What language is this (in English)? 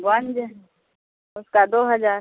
Urdu